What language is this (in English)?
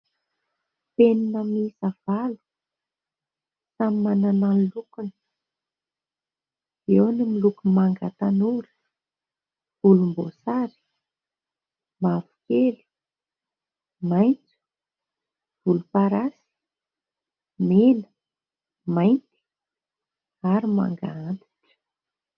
Malagasy